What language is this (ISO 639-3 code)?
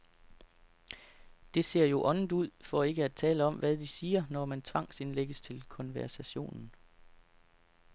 dan